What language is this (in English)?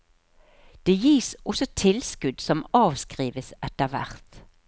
Norwegian